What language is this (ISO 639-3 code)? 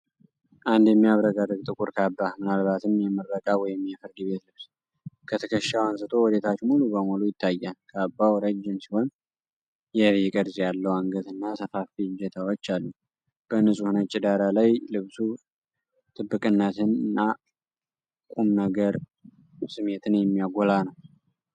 amh